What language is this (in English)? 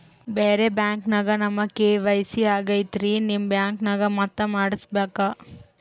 Kannada